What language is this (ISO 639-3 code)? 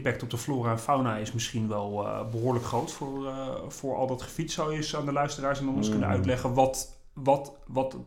nld